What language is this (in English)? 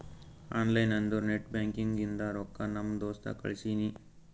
Kannada